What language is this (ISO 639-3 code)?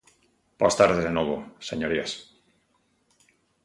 glg